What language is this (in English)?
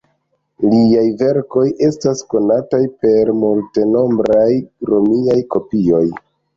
Esperanto